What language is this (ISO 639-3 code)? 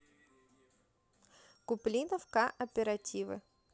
rus